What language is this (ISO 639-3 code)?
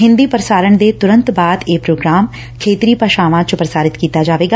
pan